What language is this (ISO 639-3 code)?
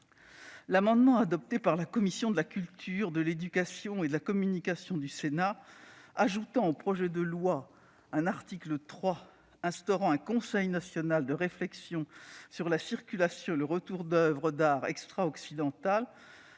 fra